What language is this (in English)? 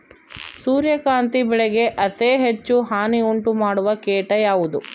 Kannada